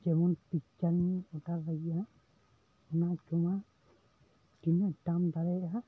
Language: Santali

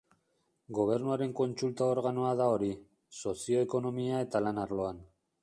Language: Basque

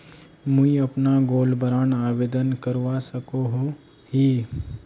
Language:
Magahi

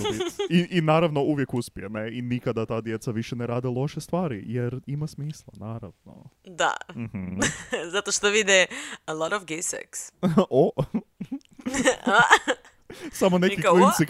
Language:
Croatian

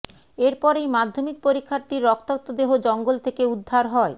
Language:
Bangla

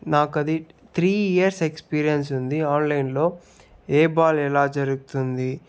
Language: Telugu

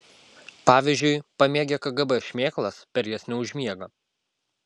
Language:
Lithuanian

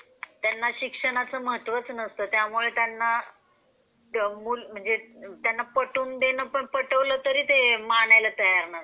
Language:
Marathi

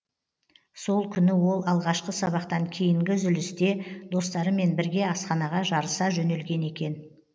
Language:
Kazakh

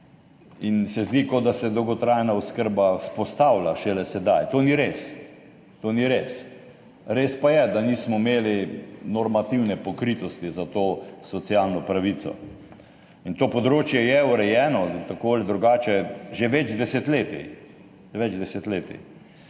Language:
Slovenian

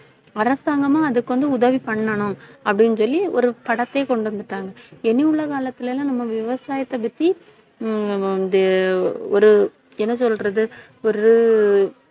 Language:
Tamil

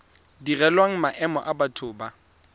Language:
Tswana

